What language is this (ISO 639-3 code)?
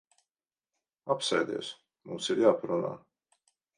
lav